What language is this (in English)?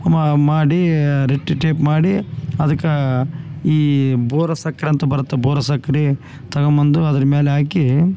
Kannada